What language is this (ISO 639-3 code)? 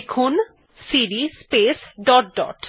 ben